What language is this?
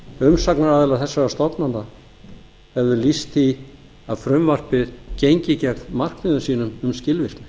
Icelandic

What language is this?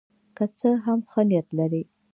Pashto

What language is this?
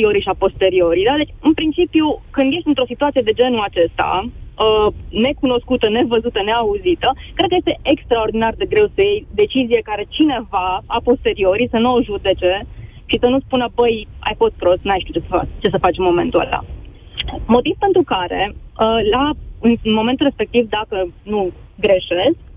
Romanian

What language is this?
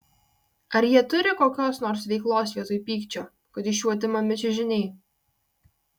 Lithuanian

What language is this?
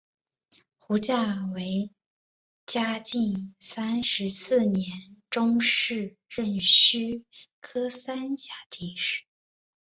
Chinese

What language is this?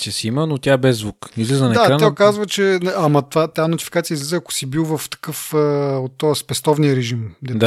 Bulgarian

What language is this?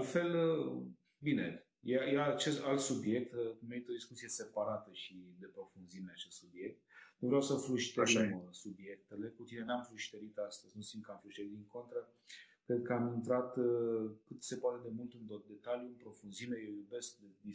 Romanian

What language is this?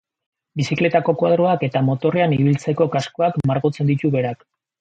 Basque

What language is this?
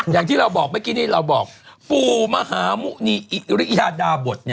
Thai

